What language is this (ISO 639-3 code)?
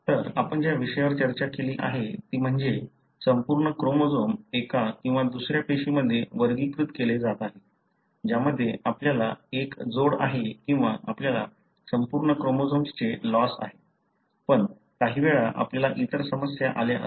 mar